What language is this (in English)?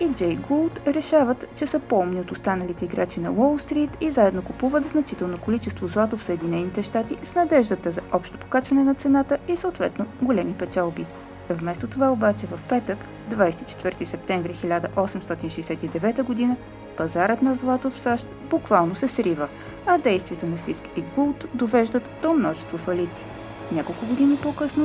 Bulgarian